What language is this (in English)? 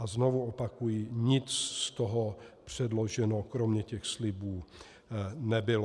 Czech